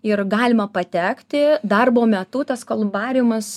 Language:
Lithuanian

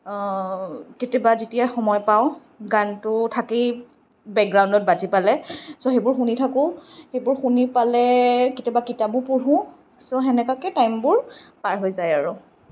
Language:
Assamese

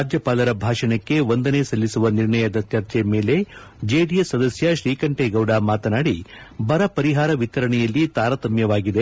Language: Kannada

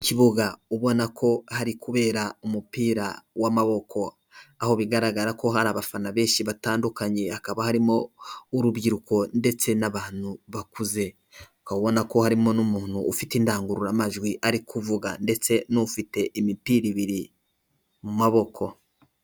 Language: Kinyarwanda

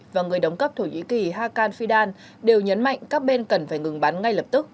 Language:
Vietnamese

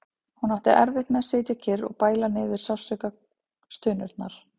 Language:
Icelandic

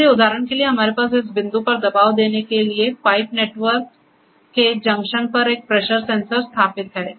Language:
Hindi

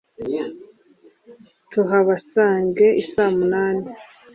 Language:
Kinyarwanda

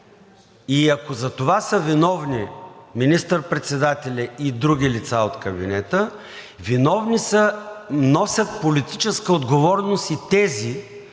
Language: Bulgarian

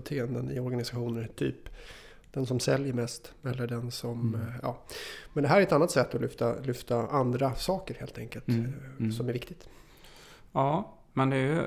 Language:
Swedish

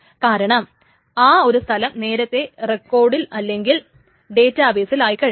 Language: Malayalam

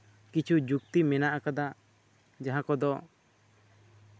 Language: Santali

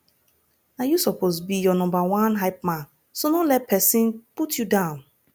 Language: Nigerian Pidgin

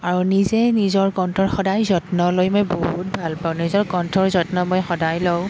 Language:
Assamese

